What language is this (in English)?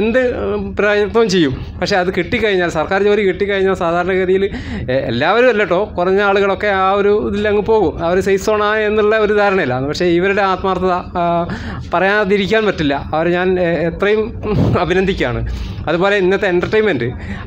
Romanian